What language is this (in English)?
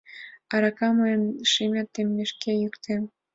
Mari